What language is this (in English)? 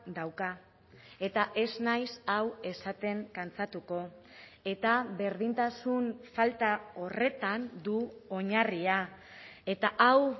Basque